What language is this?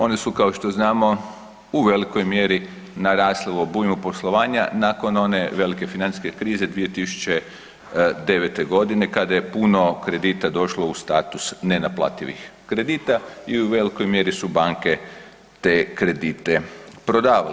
Croatian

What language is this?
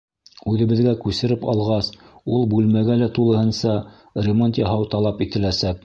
Bashkir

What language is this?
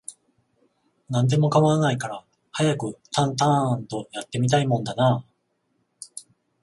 Japanese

